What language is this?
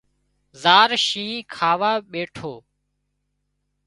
Wadiyara Koli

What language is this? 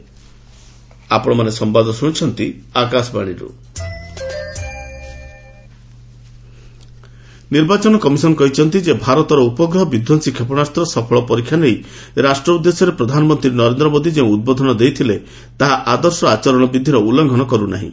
Odia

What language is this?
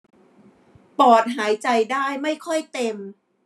Thai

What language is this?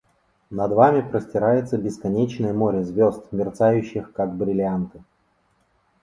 Russian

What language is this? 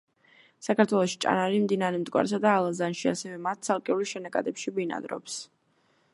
Georgian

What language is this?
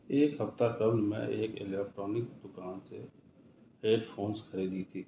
Urdu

